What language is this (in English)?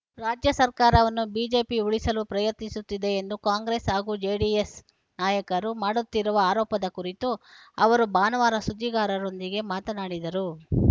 Kannada